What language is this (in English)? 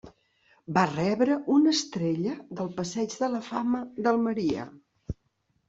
Catalan